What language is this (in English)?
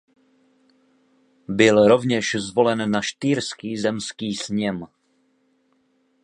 Czech